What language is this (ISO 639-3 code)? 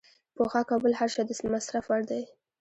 pus